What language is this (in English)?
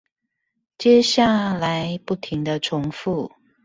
Chinese